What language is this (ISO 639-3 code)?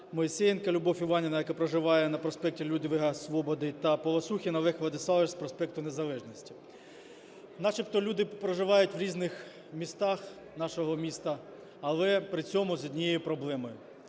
ukr